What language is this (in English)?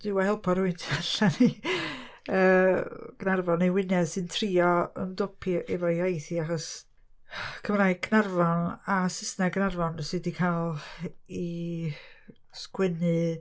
Welsh